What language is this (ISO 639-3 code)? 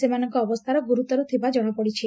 ori